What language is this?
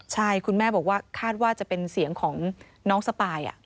Thai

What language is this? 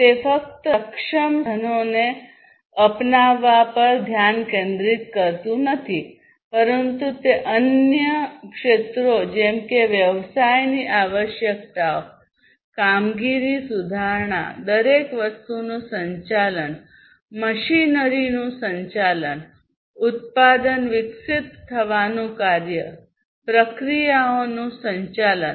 Gujarati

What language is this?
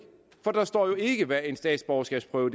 Danish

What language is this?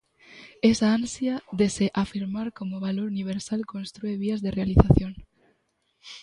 Galician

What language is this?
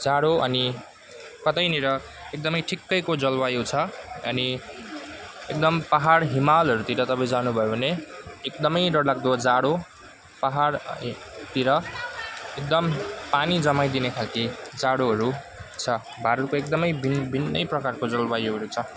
Nepali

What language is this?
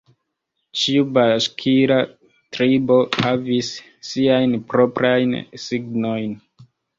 Esperanto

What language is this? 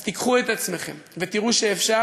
Hebrew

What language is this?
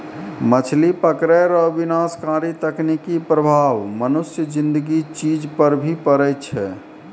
Maithili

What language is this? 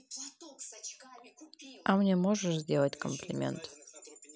Russian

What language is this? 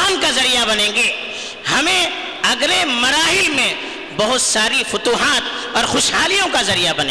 Urdu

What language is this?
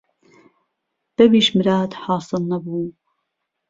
Central Kurdish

